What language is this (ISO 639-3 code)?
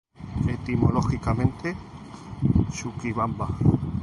spa